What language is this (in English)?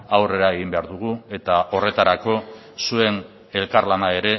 Basque